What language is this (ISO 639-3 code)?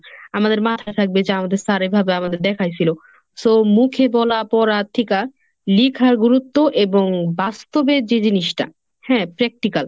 ben